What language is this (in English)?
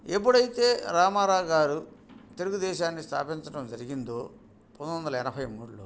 Telugu